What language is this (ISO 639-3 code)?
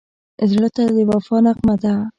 pus